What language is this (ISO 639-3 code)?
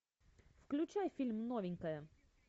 rus